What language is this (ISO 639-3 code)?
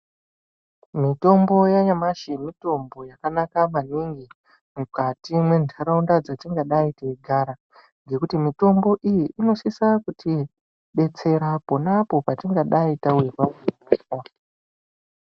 ndc